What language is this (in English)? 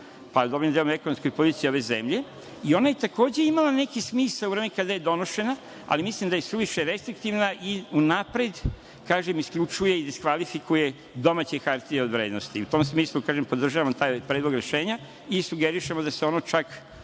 Serbian